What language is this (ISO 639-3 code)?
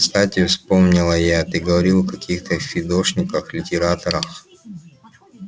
rus